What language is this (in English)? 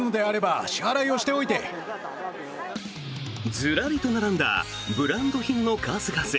Japanese